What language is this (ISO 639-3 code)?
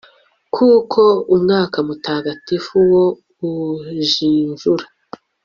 kin